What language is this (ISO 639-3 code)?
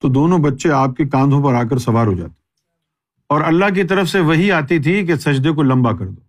urd